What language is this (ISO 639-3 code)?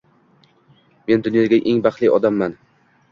uzb